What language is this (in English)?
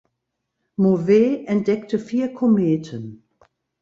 German